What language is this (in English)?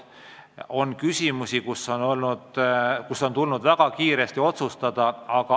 Estonian